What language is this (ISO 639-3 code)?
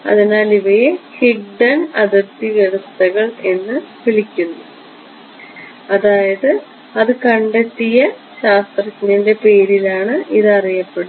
mal